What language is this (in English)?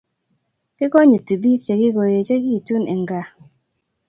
Kalenjin